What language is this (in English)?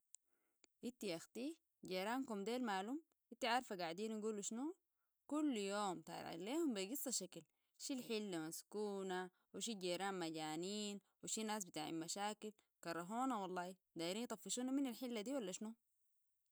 Sudanese Arabic